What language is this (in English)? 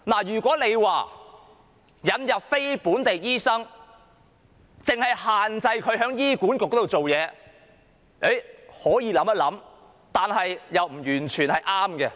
Cantonese